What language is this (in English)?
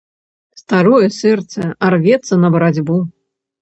Belarusian